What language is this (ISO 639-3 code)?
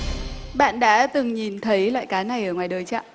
vie